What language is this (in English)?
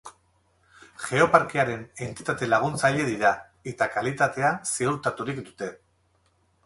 Basque